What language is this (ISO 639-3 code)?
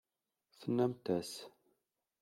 kab